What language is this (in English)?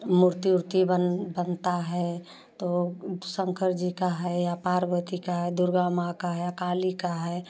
Hindi